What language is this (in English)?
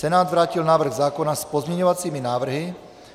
Czech